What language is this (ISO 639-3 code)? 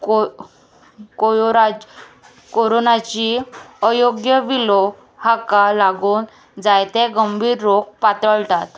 kok